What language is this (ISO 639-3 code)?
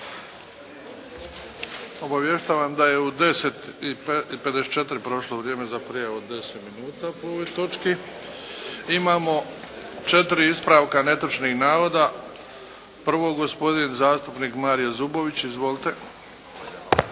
hrv